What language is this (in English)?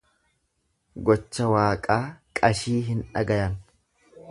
Oromo